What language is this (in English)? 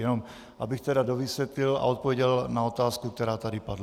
Czech